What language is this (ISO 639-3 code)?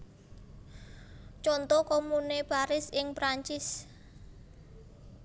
jav